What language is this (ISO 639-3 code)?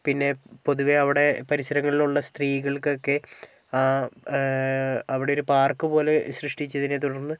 mal